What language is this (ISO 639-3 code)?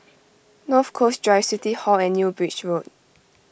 eng